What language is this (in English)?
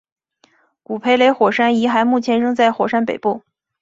Chinese